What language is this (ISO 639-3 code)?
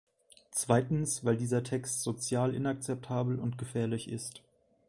deu